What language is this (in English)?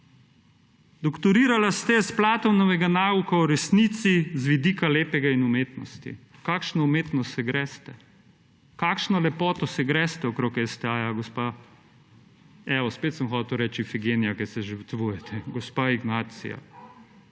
Slovenian